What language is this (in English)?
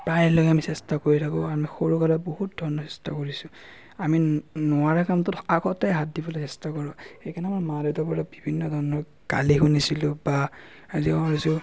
Assamese